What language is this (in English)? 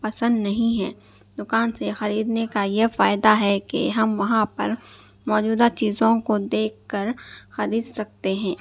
Urdu